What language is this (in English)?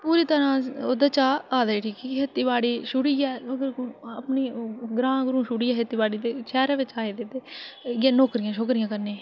Dogri